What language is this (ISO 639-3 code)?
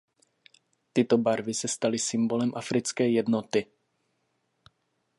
ces